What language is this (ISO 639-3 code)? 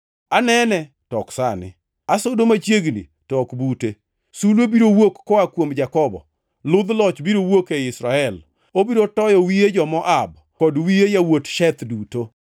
luo